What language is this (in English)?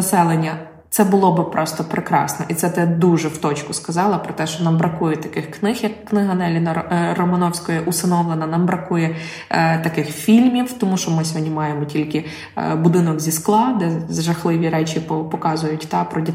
Ukrainian